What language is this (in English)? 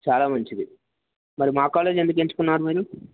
Telugu